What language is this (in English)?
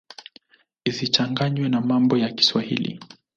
Swahili